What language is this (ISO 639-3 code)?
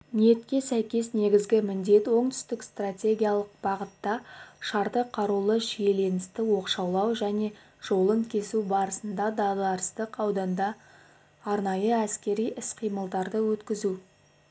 kaz